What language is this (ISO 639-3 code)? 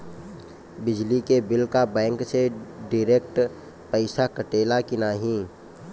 bho